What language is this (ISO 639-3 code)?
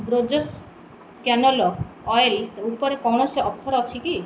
ori